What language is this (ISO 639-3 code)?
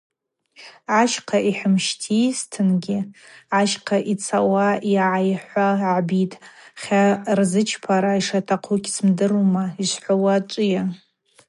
abq